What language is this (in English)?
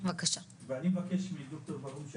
Hebrew